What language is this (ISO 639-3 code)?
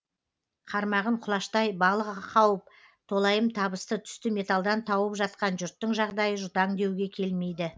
kaz